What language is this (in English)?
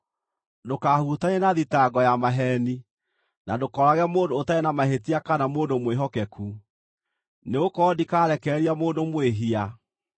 Kikuyu